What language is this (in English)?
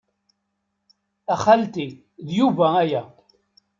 Kabyle